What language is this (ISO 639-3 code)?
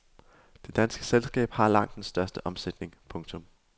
dan